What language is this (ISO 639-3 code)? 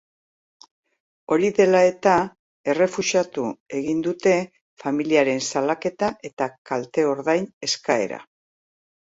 eus